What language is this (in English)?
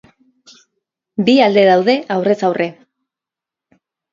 Basque